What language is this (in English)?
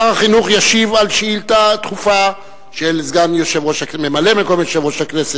Hebrew